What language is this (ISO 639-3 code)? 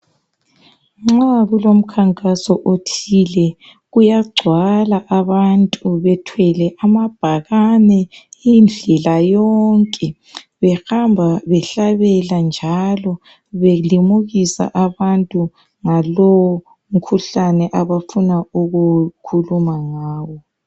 nde